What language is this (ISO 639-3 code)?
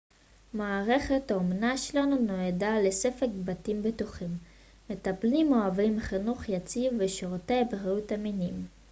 heb